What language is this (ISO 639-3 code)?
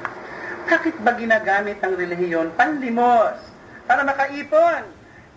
fil